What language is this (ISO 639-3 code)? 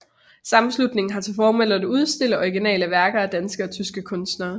dan